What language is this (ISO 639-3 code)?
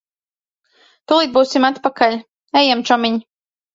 lav